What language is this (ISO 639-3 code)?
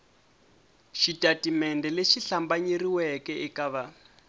tso